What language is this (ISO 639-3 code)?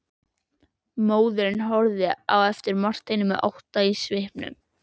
isl